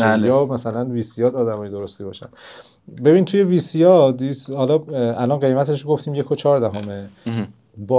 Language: Persian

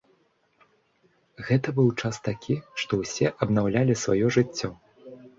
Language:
Belarusian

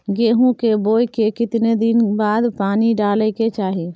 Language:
Maithili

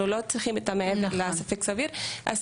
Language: Hebrew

